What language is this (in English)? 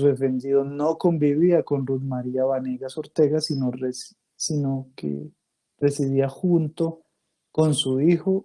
Spanish